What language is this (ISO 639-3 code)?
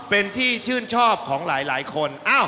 tha